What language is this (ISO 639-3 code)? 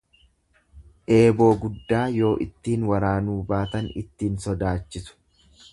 orm